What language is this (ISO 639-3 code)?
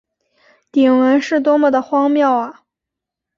zho